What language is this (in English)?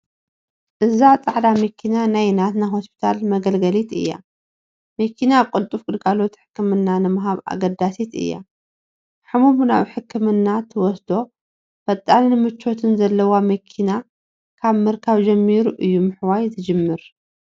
Tigrinya